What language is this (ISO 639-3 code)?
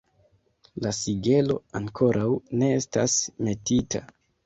epo